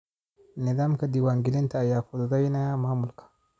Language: Somali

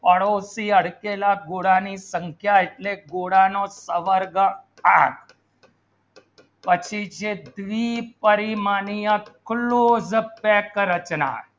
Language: Gujarati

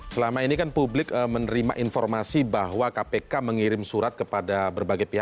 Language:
Indonesian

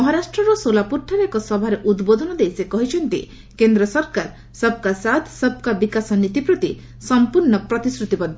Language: Odia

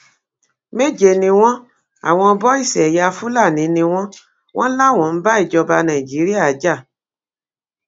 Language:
Yoruba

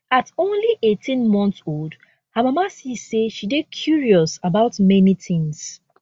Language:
Nigerian Pidgin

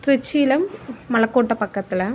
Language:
Tamil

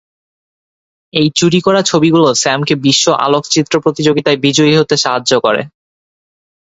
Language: Bangla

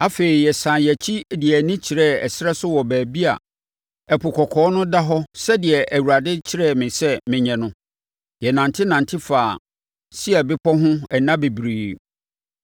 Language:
Akan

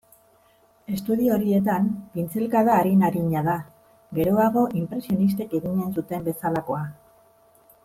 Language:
Basque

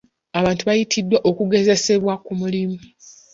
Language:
Ganda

